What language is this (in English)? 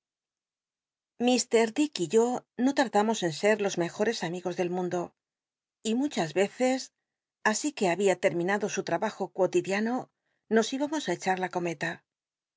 Spanish